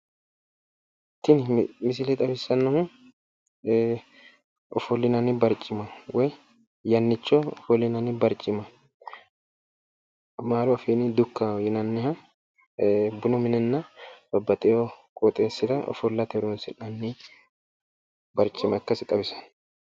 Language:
Sidamo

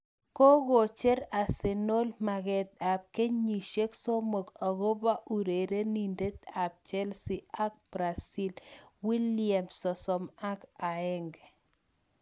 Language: Kalenjin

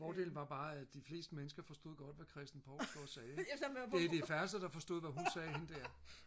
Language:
Danish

